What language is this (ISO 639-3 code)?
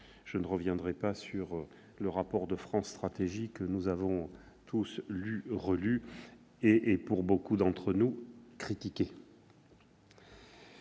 fra